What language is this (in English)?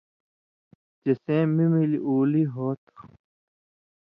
Indus Kohistani